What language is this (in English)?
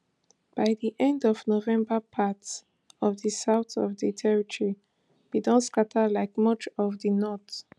Nigerian Pidgin